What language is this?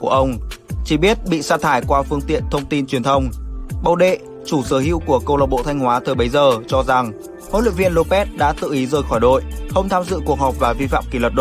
Vietnamese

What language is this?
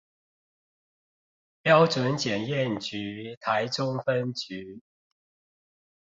Chinese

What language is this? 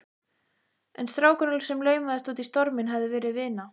Icelandic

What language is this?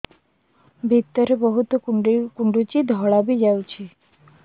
Odia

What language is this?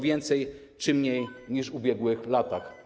Polish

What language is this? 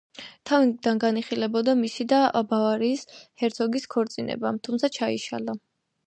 Georgian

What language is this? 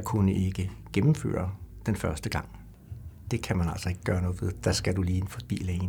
Danish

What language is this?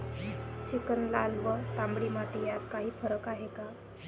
Marathi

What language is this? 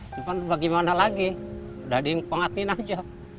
Indonesian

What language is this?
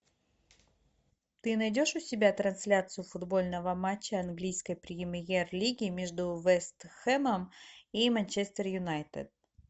Russian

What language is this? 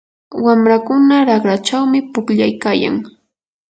Yanahuanca Pasco Quechua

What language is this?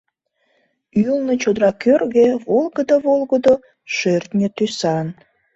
Mari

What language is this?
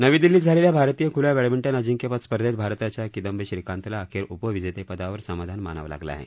Marathi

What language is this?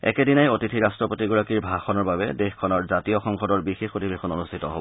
Assamese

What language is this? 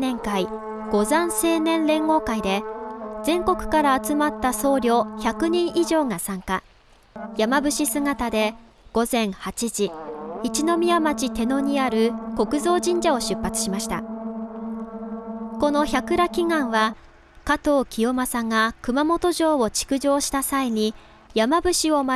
Japanese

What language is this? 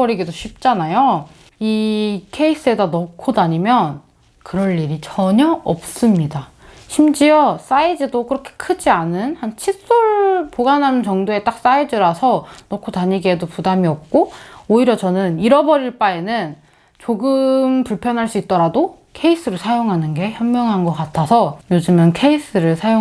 Korean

